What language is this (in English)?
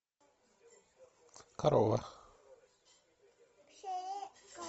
Russian